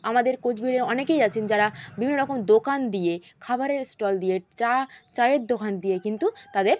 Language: Bangla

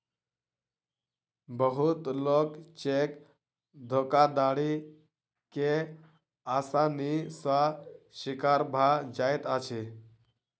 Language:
Maithili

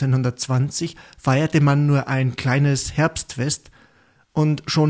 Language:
German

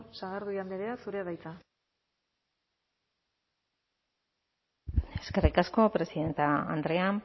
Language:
Basque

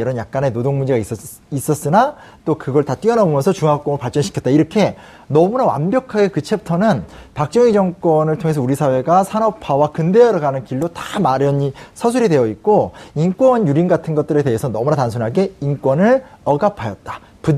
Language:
Korean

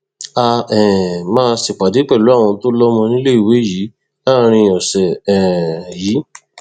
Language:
Yoruba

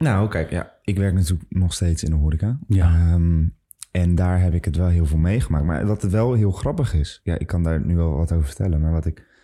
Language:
Dutch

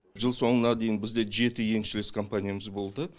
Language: Kazakh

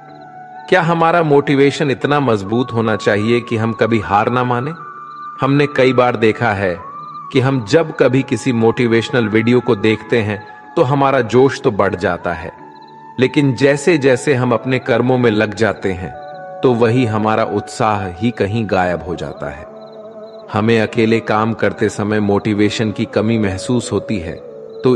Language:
Hindi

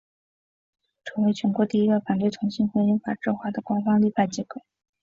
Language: Chinese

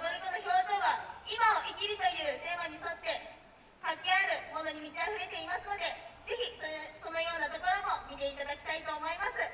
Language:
Japanese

